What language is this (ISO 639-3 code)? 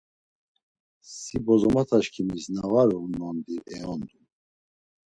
lzz